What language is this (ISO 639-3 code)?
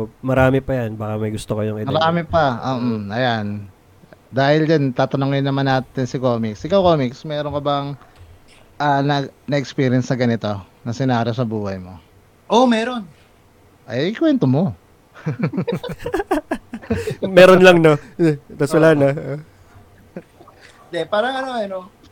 fil